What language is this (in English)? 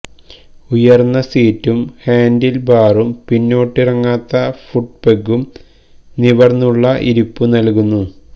Malayalam